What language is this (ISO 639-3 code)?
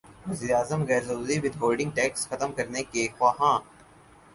urd